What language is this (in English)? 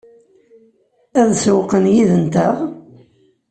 Kabyle